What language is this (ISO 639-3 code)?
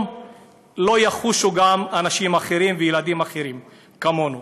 heb